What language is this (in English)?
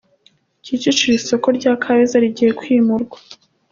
Kinyarwanda